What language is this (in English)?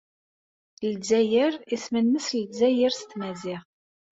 Kabyle